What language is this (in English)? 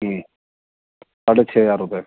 Urdu